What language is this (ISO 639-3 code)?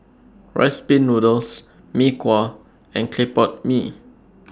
eng